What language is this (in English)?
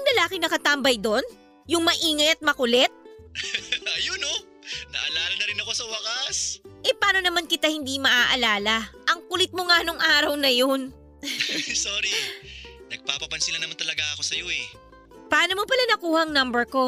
Filipino